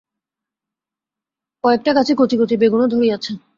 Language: Bangla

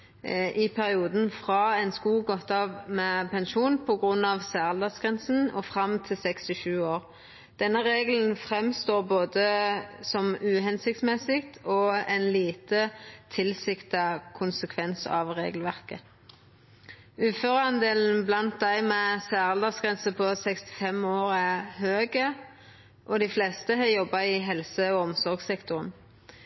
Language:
Norwegian Nynorsk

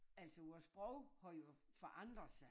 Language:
Danish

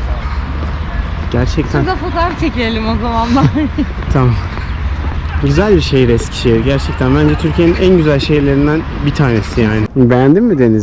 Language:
Turkish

